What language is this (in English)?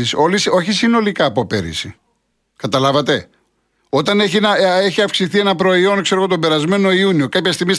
Greek